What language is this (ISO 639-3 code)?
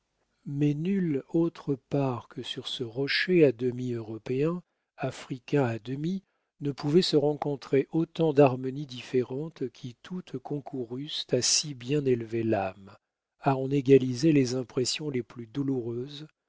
fra